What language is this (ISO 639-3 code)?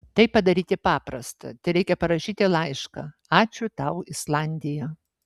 lit